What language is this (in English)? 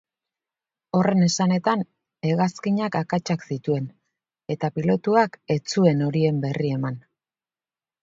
Basque